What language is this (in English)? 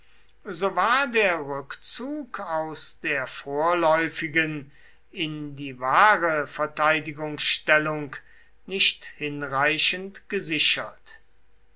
German